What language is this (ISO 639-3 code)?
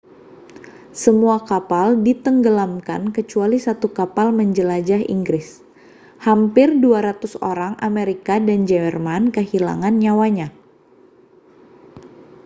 ind